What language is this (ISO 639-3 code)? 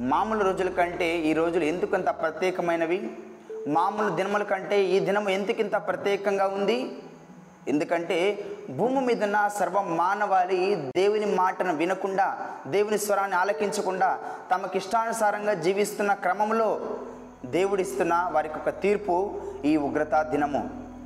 tel